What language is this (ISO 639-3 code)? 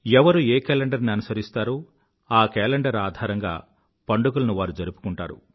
tel